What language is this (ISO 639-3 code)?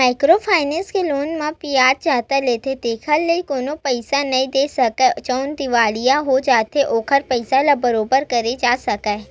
hne